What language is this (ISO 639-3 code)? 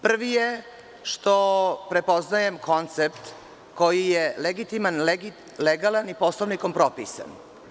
srp